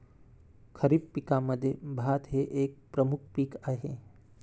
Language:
Marathi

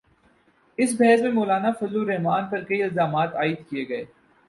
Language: Urdu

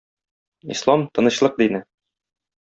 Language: Tatar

